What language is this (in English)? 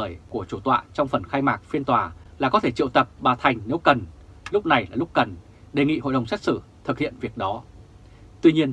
Vietnamese